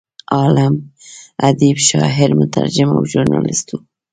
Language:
Pashto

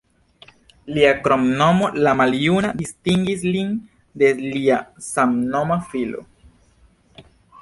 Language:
Esperanto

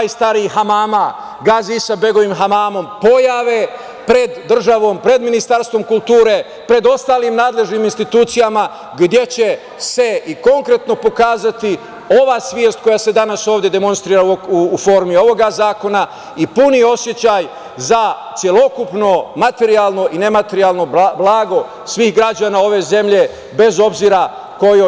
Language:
Serbian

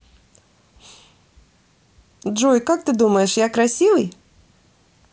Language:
Russian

